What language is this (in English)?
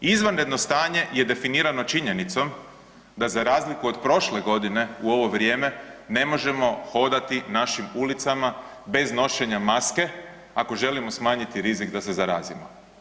Croatian